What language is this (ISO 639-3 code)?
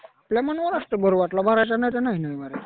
mar